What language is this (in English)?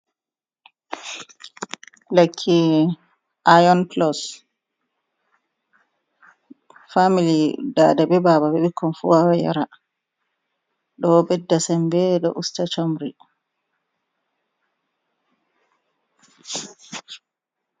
Fula